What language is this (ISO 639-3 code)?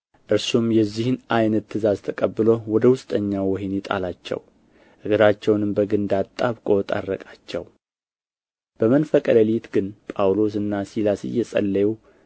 amh